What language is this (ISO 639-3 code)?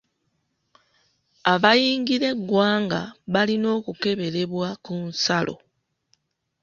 lug